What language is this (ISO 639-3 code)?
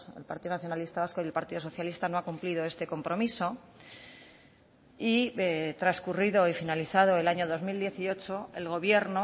spa